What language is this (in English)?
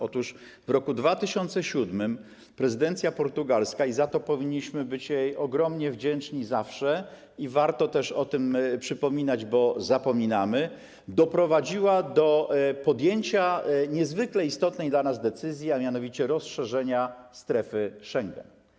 Polish